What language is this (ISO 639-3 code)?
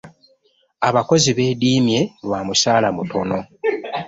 lug